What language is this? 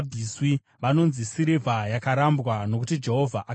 Shona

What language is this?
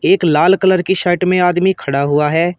Hindi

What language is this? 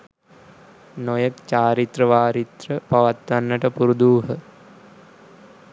Sinhala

